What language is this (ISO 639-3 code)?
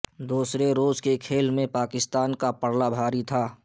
urd